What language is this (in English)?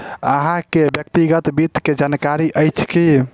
Maithili